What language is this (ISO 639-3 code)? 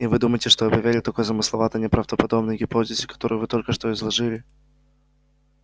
rus